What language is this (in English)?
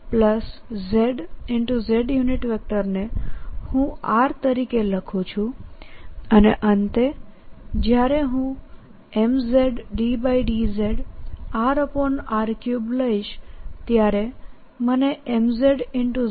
Gujarati